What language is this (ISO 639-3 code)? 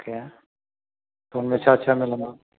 snd